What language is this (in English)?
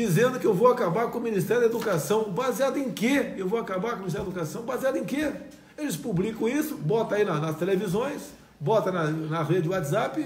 Portuguese